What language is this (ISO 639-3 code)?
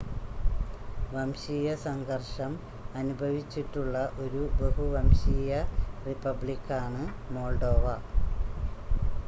mal